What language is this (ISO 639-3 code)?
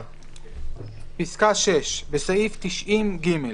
heb